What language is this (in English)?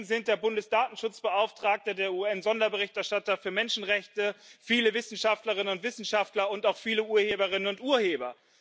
German